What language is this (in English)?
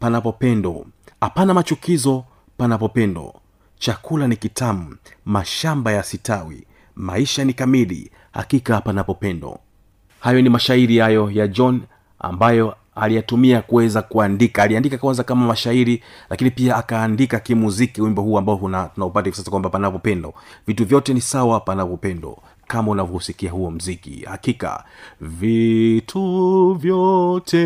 Swahili